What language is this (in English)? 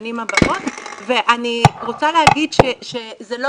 Hebrew